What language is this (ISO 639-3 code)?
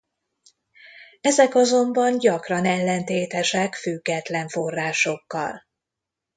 hun